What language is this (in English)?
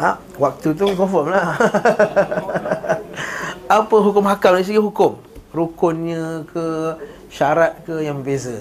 Malay